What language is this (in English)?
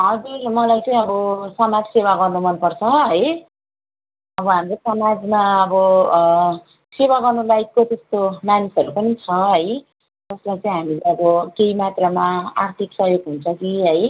Nepali